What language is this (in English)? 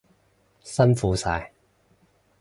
Cantonese